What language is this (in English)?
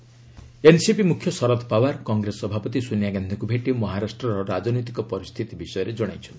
Odia